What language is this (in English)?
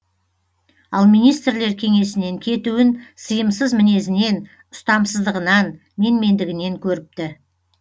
Kazakh